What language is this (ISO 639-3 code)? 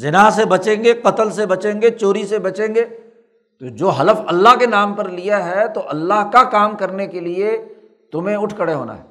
urd